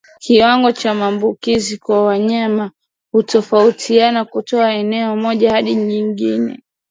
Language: Swahili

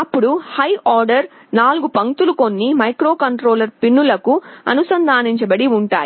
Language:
Telugu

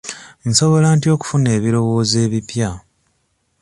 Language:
Ganda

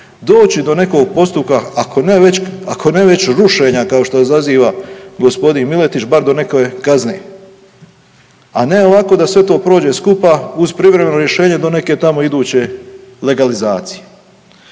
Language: Croatian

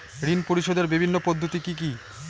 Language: Bangla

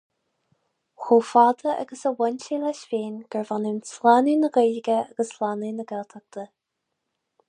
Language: Irish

